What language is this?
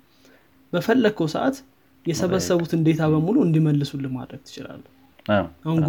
Amharic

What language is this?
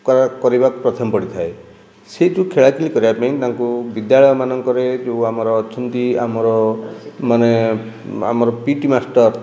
Odia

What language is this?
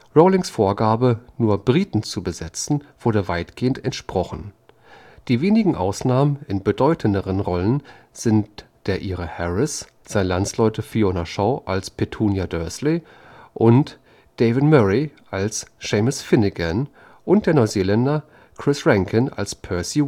German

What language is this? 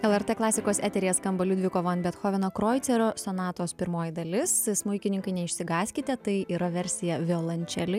Lithuanian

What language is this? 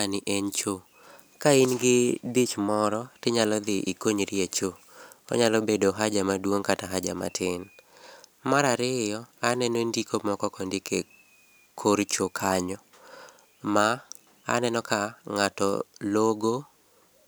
Luo (Kenya and Tanzania)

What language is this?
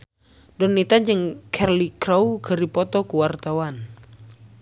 Sundanese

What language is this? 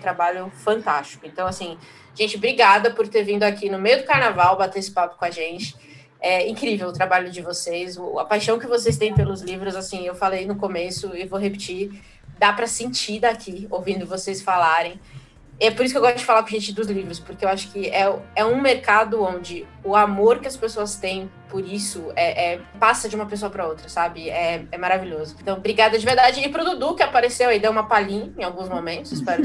Portuguese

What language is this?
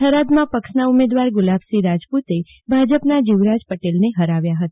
Gujarati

